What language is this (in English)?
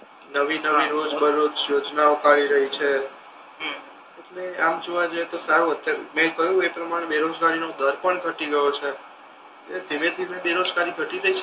Gujarati